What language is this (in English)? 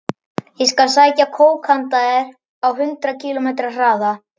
Icelandic